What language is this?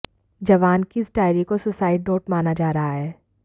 Hindi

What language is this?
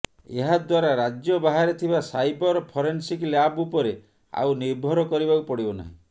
Odia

